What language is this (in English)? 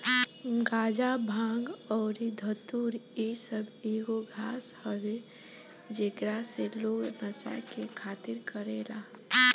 Bhojpuri